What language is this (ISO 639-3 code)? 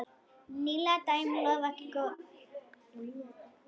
isl